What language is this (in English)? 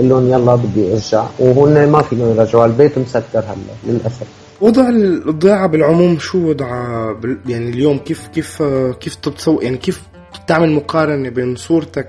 Arabic